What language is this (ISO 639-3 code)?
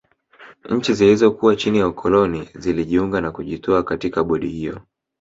swa